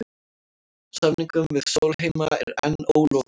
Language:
Icelandic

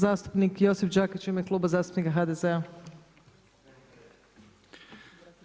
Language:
Croatian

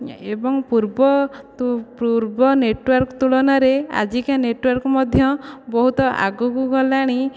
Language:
Odia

